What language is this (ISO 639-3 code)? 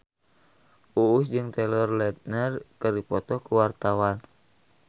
sun